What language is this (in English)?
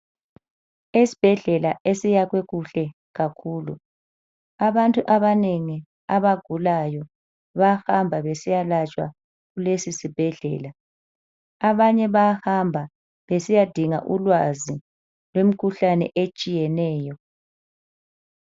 North Ndebele